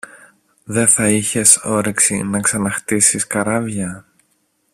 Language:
Greek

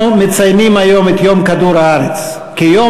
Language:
Hebrew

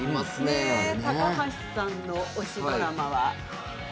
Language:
Japanese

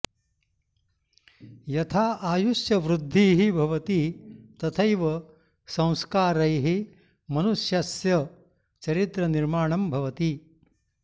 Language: Sanskrit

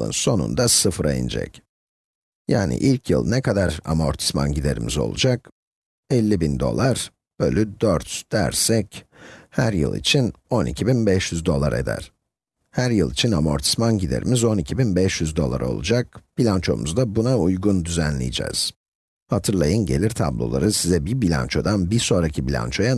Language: Turkish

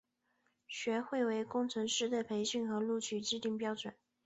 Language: Chinese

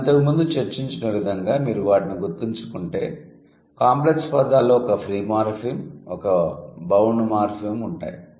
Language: Telugu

